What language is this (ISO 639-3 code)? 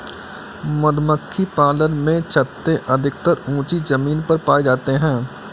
hin